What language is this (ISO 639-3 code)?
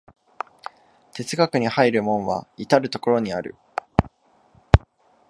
jpn